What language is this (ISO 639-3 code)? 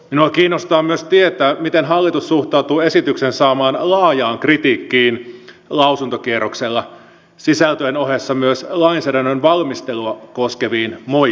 fin